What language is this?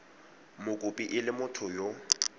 Tswana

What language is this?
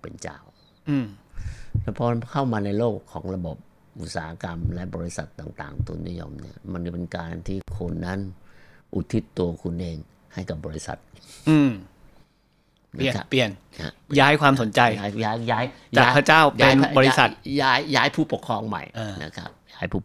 Thai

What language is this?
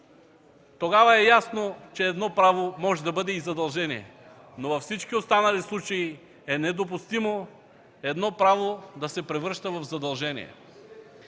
Bulgarian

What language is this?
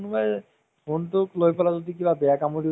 Assamese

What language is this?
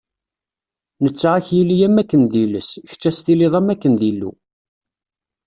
Kabyle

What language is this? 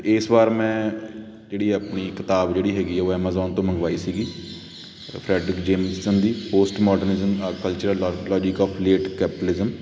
Punjabi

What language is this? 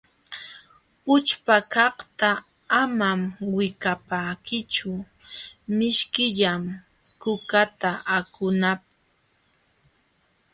Jauja Wanca Quechua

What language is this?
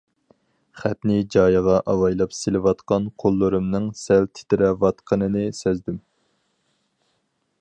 Uyghur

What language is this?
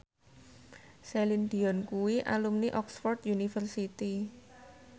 Javanese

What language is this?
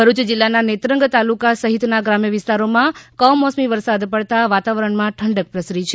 Gujarati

